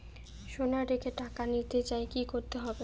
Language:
Bangla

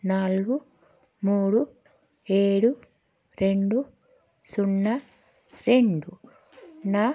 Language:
Telugu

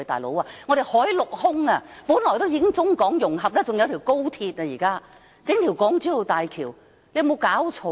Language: Cantonese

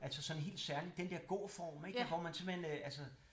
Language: Danish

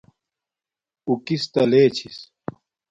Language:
Domaaki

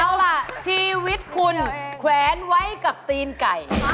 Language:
Thai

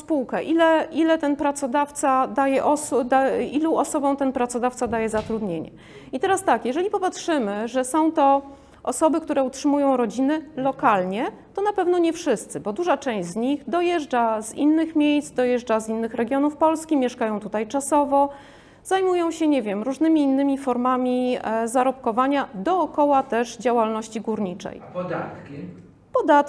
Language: Polish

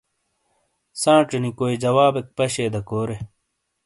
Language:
Shina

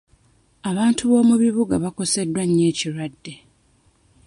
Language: Ganda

